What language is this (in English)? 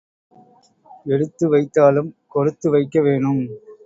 Tamil